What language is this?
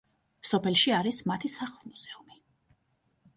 Georgian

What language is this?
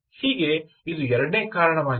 Kannada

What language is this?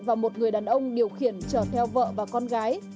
Vietnamese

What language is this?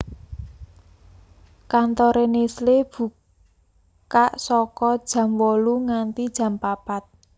Javanese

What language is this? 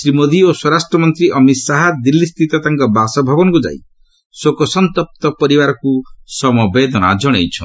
Odia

